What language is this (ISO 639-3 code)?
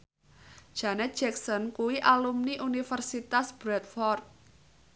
jav